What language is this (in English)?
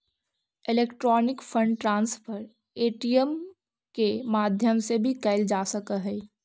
Magahi